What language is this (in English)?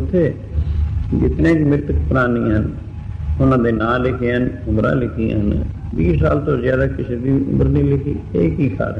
Arabic